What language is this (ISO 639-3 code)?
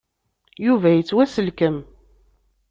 kab